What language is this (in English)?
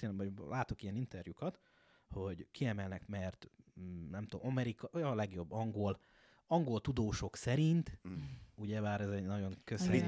Hungarian